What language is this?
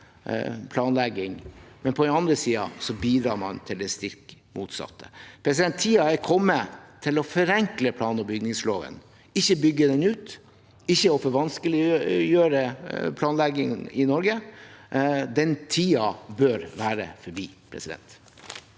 Norwegian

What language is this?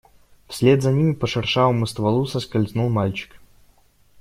Russian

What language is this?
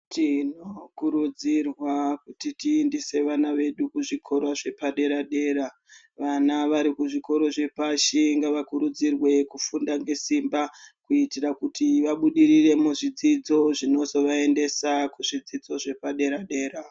Ndau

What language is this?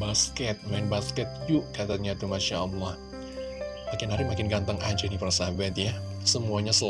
Indonesian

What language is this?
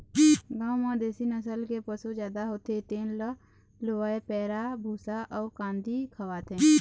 Chhattisgarhi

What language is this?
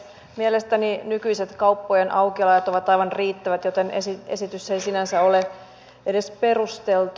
Finnish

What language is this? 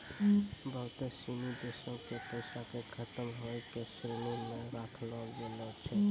Maithili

